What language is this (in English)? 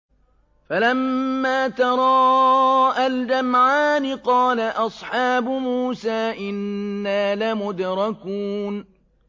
Arabic